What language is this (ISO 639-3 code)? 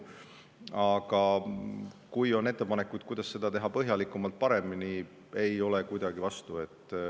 est